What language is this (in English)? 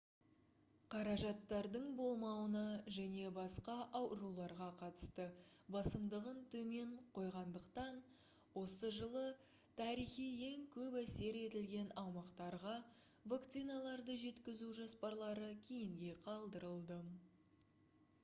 Kazakh